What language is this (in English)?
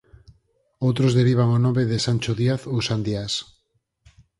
Galician